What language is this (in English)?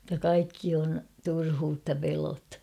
Finnish